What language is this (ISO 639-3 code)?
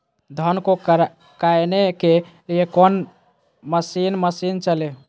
mag